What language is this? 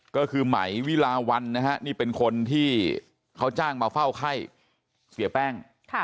Thai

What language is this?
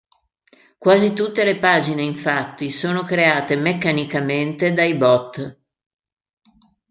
Italian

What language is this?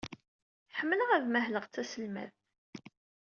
Kabyle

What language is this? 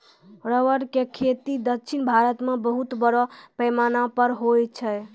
Maithili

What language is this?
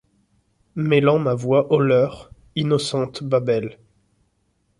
French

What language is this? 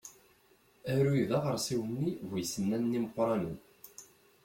Kabyle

